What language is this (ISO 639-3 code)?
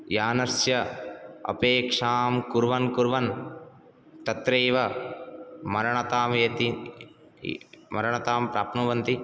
san